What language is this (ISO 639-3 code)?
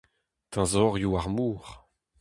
bre